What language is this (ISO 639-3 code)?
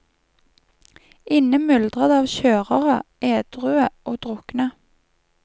nor